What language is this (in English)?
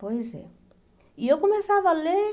Portuguese